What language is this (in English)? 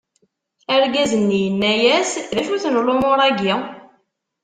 Kabyle